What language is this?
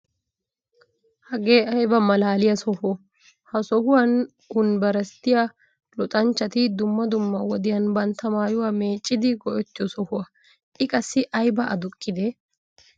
Wolaytta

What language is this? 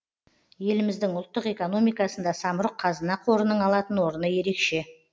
Kazakh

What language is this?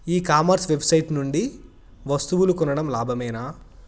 Telugu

